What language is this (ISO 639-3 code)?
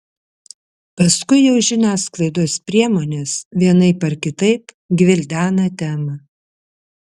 lit